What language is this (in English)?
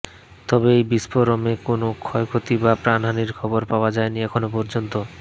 Bangla